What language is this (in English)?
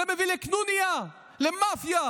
Hebrew